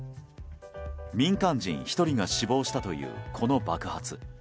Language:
Japanese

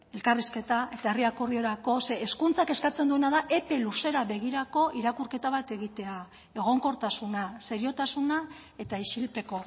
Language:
Basque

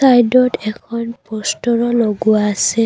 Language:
Assamese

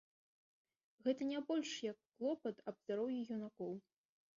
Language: Belarusian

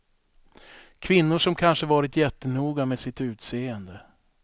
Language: Swedish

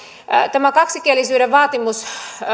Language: Finnish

